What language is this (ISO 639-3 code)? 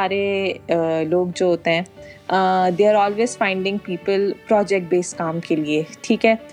urd